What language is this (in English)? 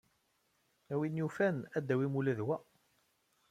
Kabyle